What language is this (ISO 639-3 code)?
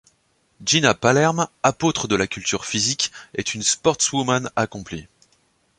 fra